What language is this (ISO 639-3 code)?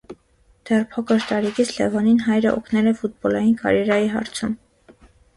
hye